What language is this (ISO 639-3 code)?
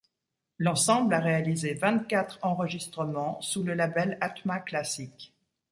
fra